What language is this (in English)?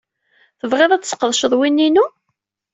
Kabyle